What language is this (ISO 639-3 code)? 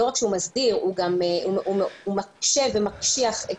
heb